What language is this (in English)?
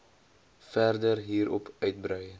Afrikaans